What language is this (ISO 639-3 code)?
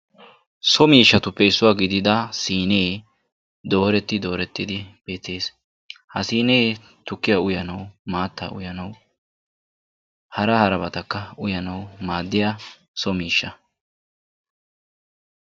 wal